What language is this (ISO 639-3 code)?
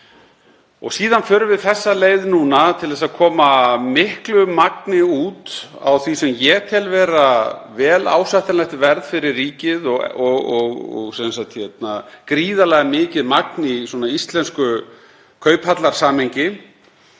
isl